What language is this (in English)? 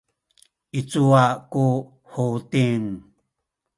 Sakizaya